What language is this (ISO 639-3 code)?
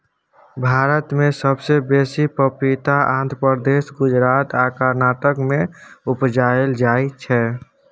mai